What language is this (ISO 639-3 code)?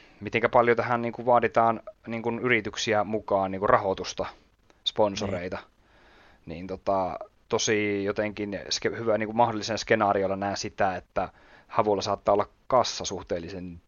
fin